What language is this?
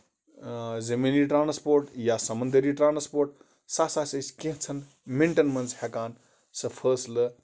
Kashmiri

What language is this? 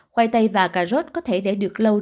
Vietnamese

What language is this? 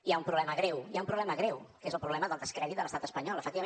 Catalan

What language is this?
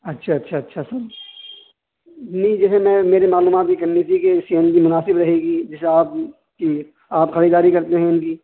Urdu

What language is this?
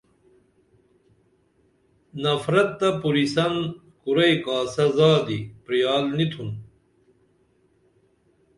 Dameli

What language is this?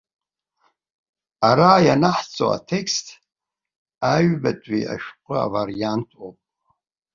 Abkhazian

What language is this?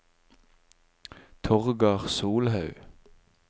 Norwegian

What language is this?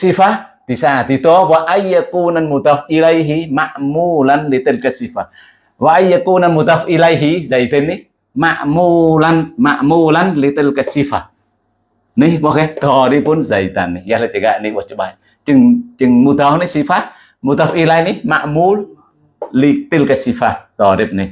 Indonesian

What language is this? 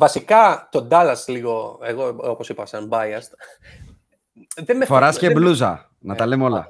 Greek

